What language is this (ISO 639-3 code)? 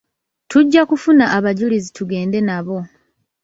lug